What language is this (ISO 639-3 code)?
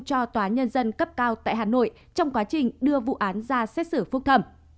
vie